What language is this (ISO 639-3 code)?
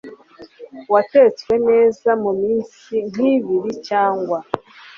kin